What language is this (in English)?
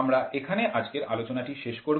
Bangla